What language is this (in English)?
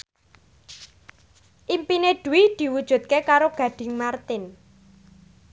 Javanese